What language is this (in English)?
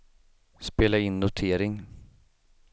Swedish